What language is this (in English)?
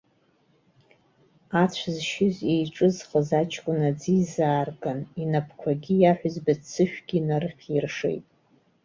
Abkhazian